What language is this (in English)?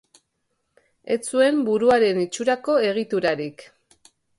Basque